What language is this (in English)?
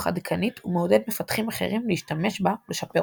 Hebrew